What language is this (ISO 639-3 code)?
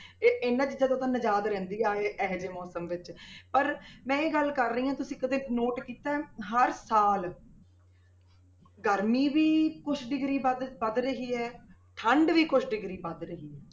pan